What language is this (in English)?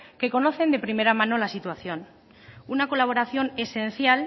Spanish